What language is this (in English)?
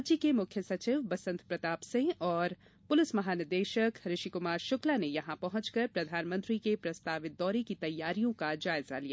Hindi